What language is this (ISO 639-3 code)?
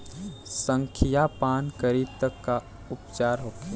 bho